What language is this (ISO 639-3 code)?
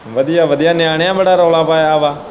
pan